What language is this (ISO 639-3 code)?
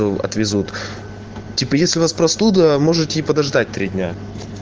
rus